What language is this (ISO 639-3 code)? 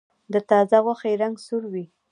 pus